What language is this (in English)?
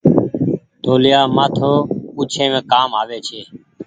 Goaria